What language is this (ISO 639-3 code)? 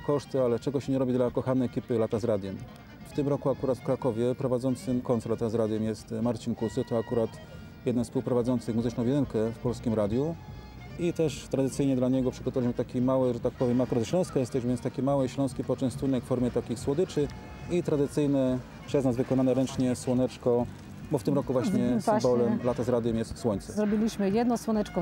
pol